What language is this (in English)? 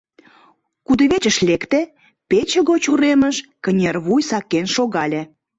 Mari